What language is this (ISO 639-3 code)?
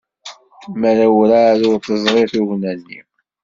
kab